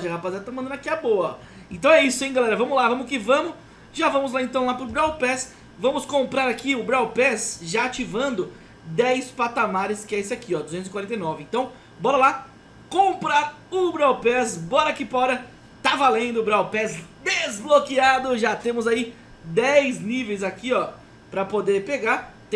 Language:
Portuguese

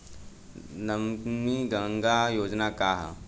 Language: Bhojpuri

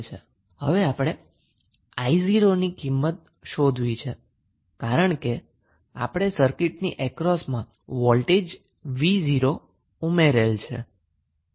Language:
Gujarati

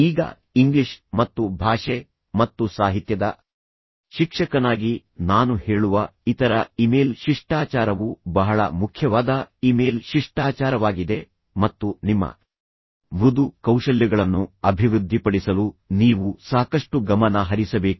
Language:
Kannada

